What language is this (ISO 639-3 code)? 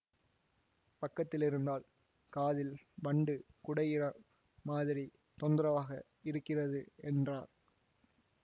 tam